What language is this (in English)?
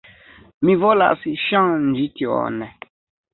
Esperanto